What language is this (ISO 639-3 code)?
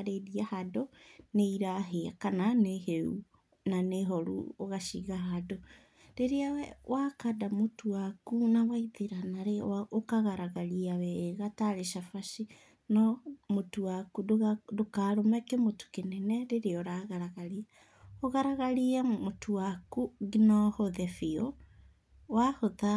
kik